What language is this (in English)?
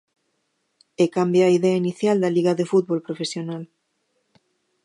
Galician